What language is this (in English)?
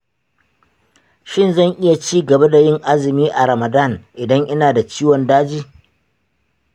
Hausa